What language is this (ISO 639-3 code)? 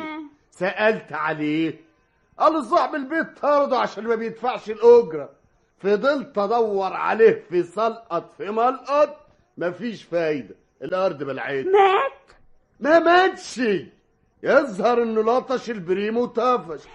ara